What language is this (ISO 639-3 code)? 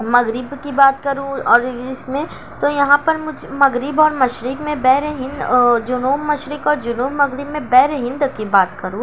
urd